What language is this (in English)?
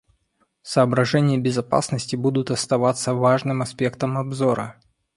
Russian